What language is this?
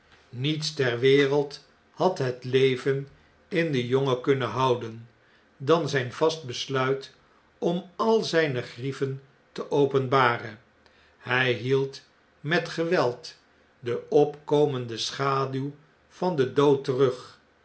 Dutch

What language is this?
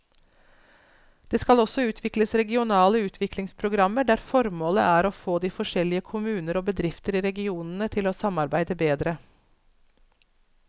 Norwegian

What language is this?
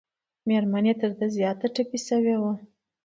Pashto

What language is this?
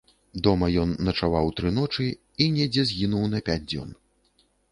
Belarusian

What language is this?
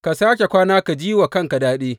Hausa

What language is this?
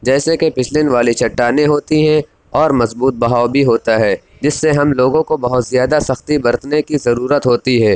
Urdu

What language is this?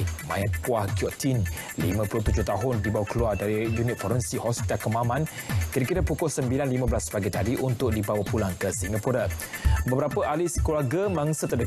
Malay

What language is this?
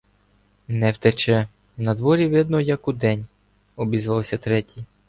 Ukrainian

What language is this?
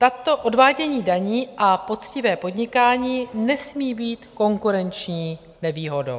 Czech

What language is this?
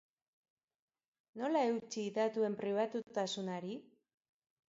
Basque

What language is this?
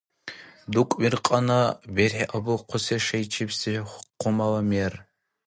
Dargwa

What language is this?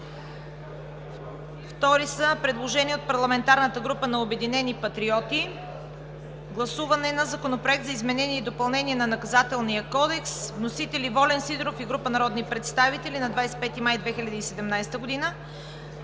Bulgarian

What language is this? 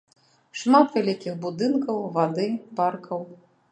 Belarusian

